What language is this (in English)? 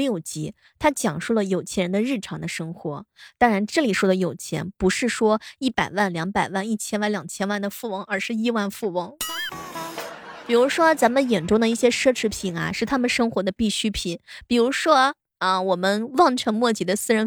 Chinese